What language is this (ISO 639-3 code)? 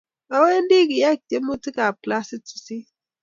kln